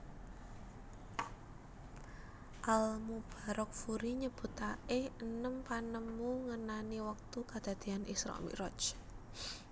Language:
Javanese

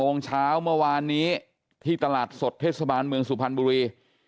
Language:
Thai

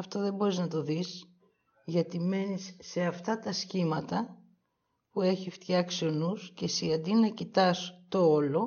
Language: Greek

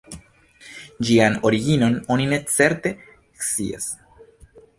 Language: Esperanto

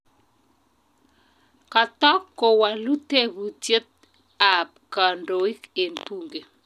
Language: Kalenjin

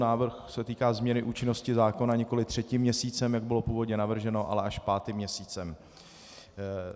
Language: Czech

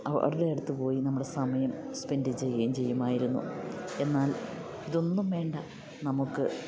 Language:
Malayalam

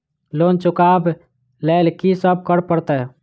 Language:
Maithili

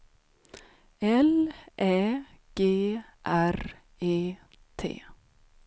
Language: Swedish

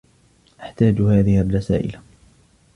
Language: Arabic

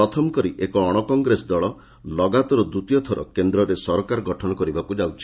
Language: Odia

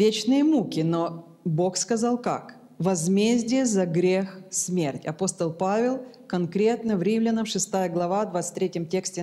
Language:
Russian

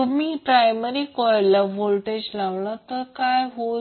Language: Marathi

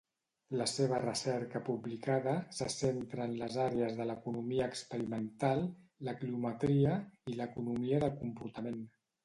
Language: Catalan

